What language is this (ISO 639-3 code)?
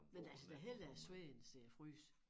dan